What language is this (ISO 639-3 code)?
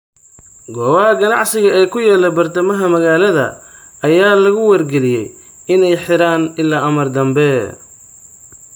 som